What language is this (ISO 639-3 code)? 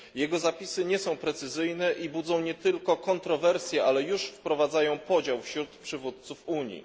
pol